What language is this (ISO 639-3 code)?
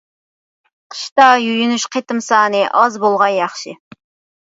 uig